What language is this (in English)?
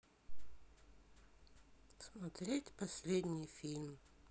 Russian